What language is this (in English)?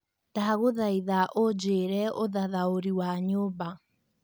Kikuyu